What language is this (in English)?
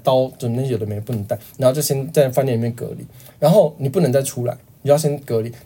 Chinese